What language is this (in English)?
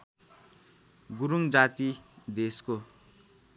Nepali